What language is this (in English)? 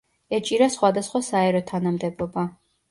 Georgian